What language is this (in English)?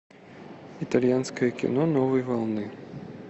Russian